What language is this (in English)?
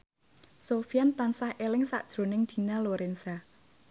Javanese